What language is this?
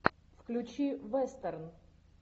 Russian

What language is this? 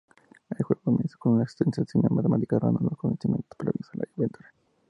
Spanish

